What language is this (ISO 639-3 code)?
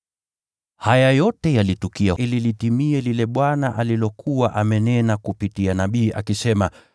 swa